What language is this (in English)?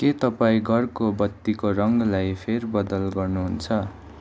Nepali